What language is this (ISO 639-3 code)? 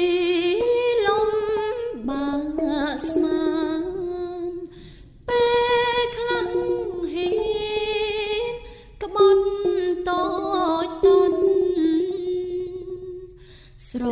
tha